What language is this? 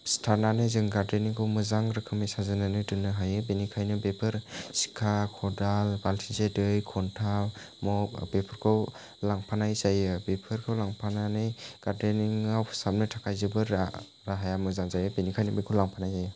Bodo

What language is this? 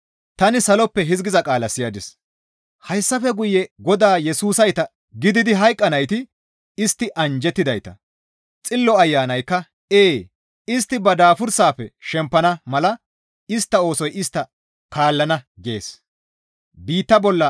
Gamo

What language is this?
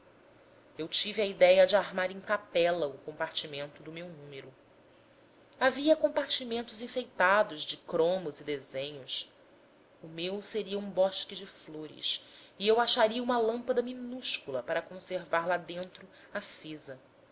Portuguese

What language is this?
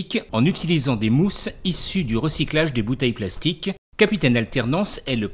French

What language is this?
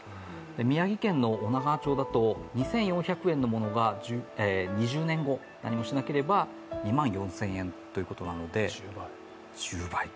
Japanese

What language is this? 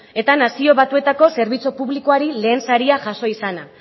Basque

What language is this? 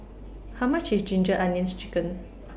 English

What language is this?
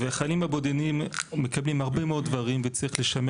Hebrew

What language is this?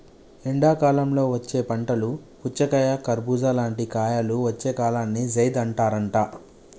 Telugu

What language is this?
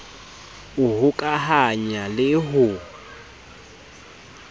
Southern Sotho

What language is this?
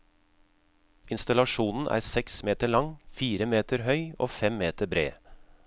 Norwegian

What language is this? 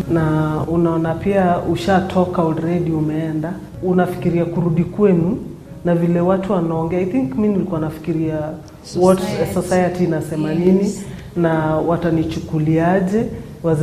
Swahili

